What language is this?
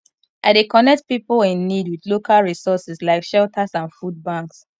Nigerian Pidgin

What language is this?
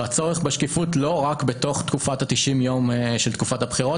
Hebrew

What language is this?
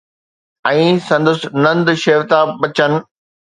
Sindhi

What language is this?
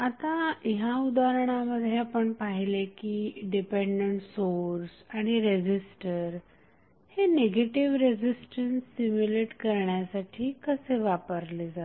Marathi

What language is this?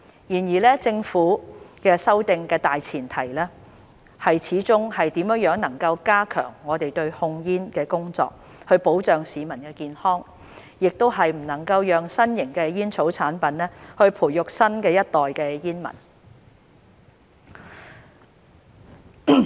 Cantonese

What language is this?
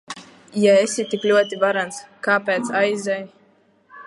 Latvian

